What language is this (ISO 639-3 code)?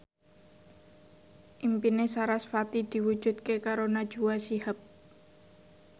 jav